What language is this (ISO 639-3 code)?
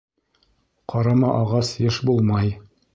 bak